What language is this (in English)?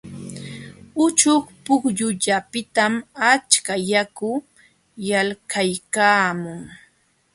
Jauja Wanca Quechua